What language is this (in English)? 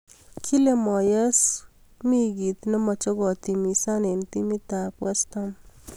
Kalenjin